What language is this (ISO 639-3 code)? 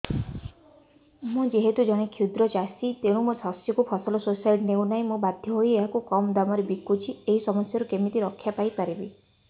ori